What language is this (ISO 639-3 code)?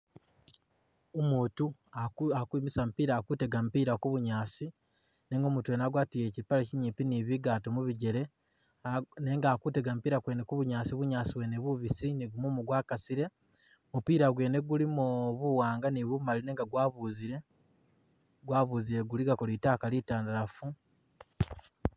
myx